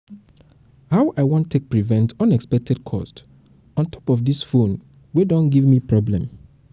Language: Nigerian Pidgin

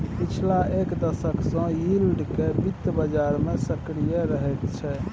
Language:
Maithili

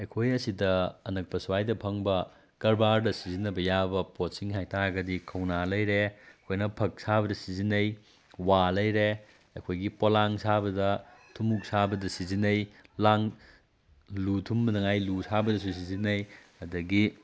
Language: Manipuri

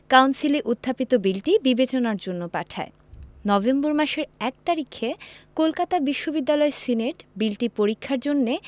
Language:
Bangla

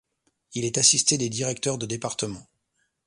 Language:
French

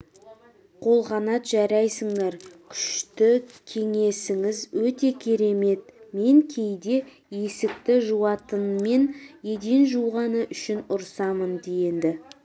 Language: Kazakh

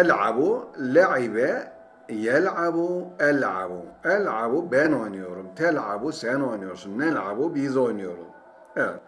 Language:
Turkish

